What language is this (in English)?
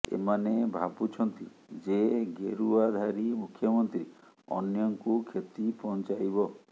Odia